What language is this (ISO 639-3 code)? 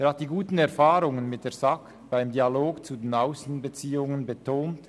gsw